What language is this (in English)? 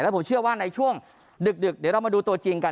Thai